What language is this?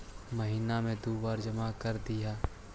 Magahi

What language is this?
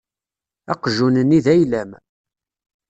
Kabyle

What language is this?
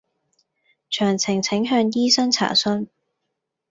Cantonese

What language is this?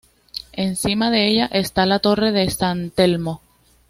Spanish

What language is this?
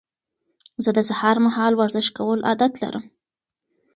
Pashto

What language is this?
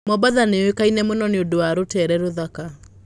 Kikuyu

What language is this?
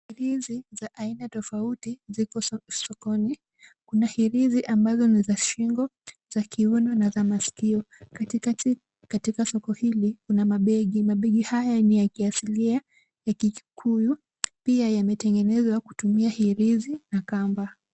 Swahili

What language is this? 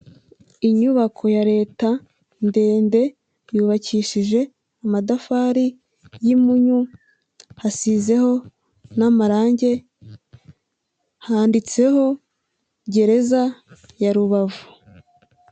Kinyarwanda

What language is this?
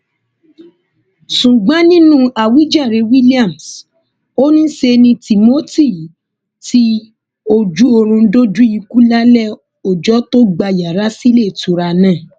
Yoruba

